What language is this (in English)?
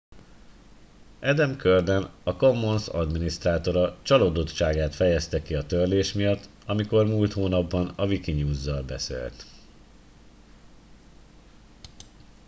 Hungarian